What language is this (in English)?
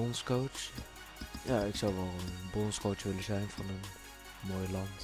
Dutch